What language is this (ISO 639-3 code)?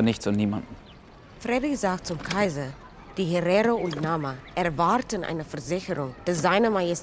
deu